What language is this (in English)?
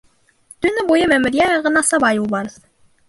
Bashkir